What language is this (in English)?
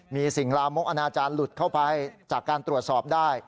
Thai